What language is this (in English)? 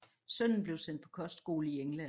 Danish